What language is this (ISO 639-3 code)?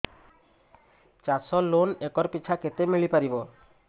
ori